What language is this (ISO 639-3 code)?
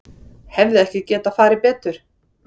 isl